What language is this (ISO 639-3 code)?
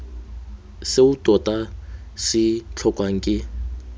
tsn